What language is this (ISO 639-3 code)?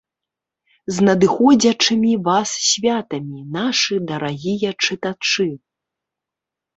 bel